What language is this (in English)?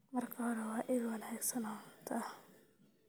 Somali